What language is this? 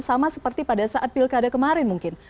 Indonesian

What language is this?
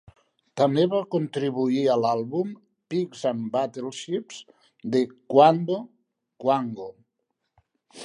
Catalan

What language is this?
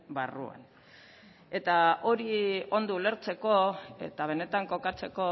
Basque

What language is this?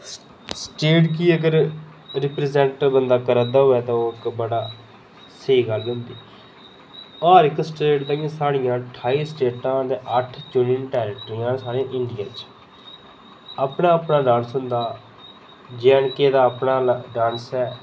Dogri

